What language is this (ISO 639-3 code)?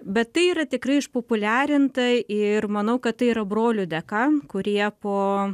lit